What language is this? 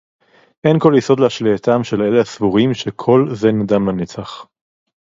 Hebrew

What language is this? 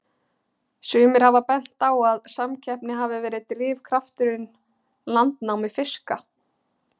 Icelandic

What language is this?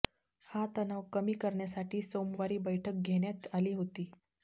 Marathi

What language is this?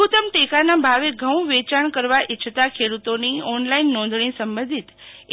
Gujarati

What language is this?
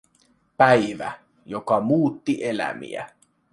Finnish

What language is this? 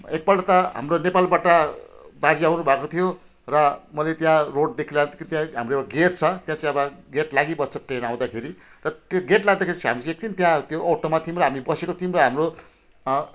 Nepali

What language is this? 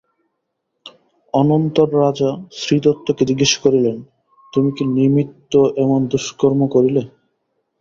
Bangla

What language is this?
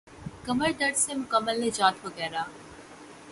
Urdu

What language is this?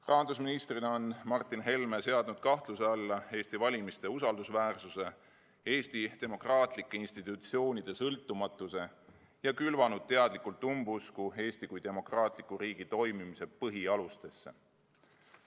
Estonian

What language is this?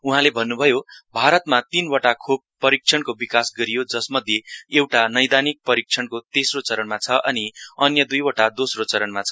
Nepali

